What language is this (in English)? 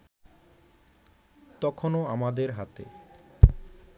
Bangla